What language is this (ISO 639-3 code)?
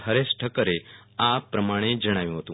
guj